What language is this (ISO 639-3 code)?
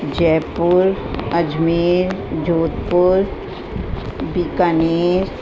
snd